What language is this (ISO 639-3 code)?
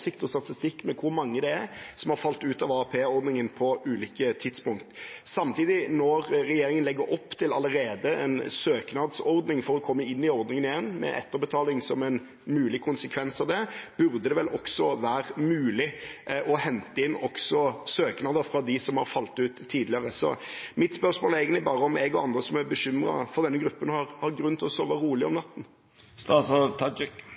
nob